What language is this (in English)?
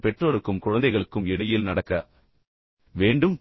Tamil